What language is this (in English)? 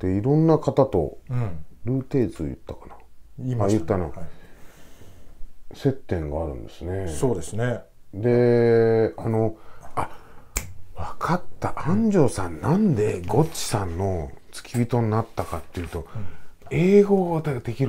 Japanese